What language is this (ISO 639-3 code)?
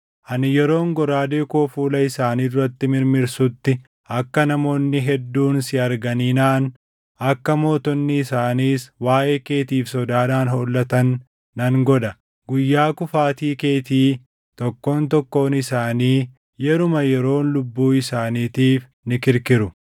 orm